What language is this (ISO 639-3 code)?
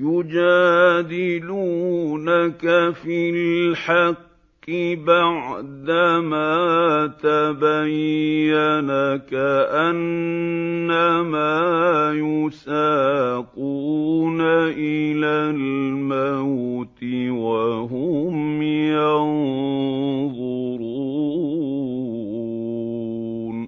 ara